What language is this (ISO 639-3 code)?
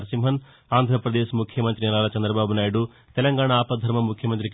tel